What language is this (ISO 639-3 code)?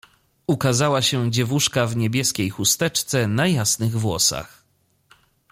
pol